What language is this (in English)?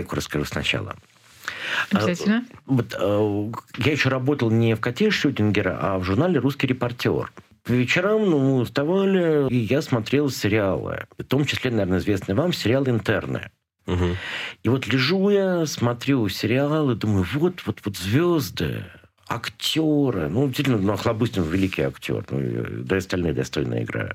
Russian